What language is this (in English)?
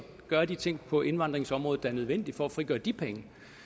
Danish